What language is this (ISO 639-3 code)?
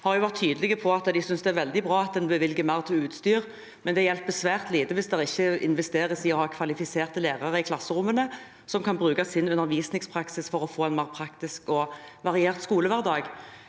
nor